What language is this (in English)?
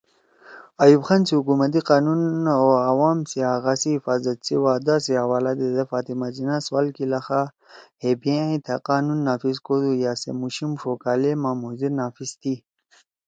Torwali